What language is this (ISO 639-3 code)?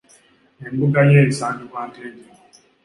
lug